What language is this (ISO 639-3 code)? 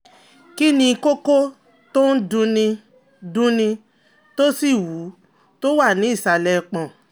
yor